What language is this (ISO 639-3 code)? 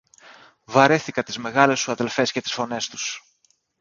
ell